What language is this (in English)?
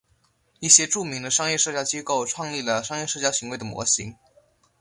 Chinese